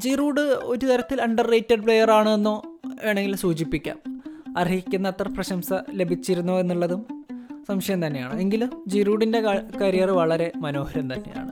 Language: Malayalam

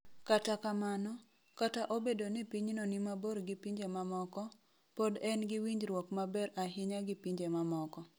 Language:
Luo (Kenya and Tanzania)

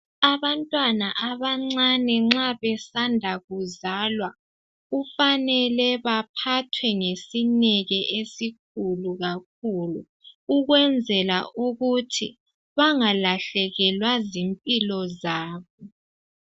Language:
North Ndebele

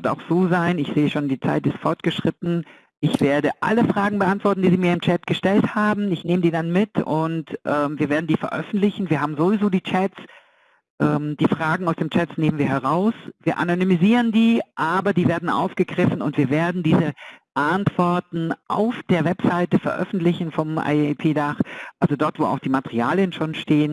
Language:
German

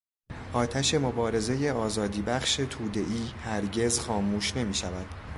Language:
Persian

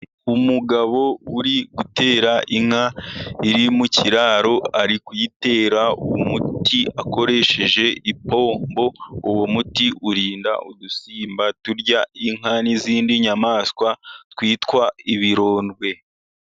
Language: Kinyarwanda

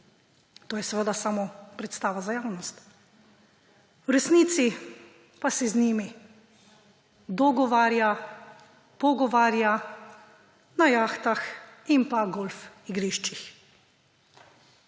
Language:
Slovenian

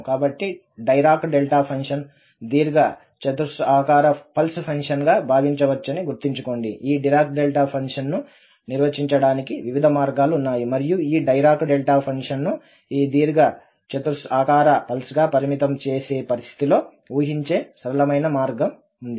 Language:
Telugu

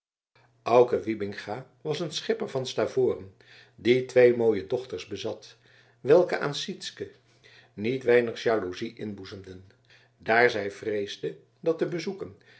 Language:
Dutch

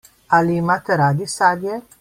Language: Slovenian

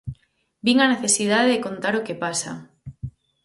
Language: Galician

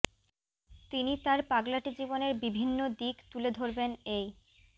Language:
Bangla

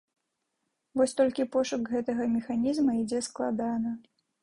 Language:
Belarusian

